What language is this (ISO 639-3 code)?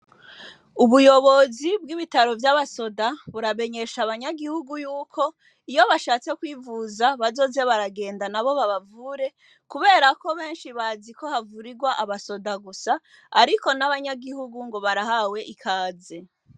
run